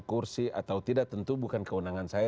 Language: Indonesian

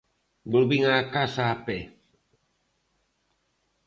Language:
Galician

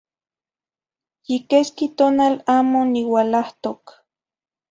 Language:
Zacatlán-Ahuacatlán-Tepetzintla Nahuatl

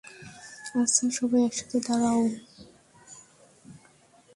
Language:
Bangla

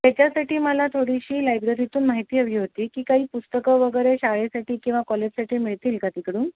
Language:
Marathi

